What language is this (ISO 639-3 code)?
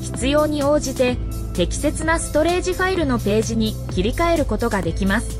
jpn